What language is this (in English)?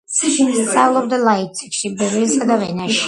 Georgian